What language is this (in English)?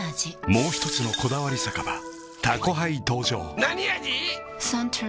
Japanese